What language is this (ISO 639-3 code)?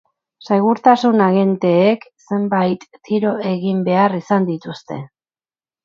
eus